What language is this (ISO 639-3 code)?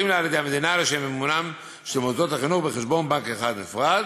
heb